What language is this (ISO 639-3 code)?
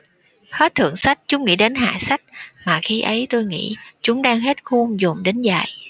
vie